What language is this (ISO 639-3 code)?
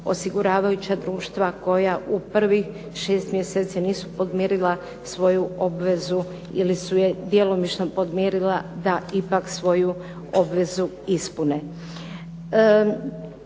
hrv